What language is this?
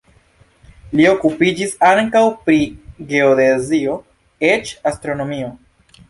Esperanto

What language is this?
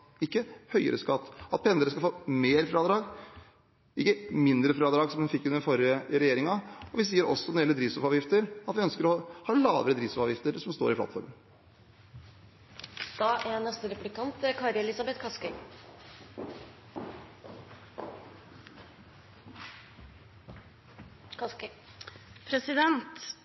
Norwegian Bokmål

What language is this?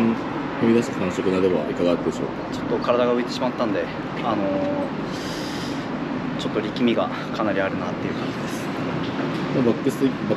Japanese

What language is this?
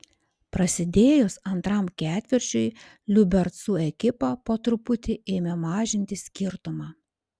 Lithuanian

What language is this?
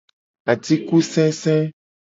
Gen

